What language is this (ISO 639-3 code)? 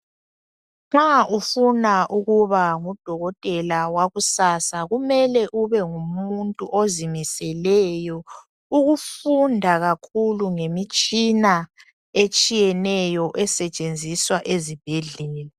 nde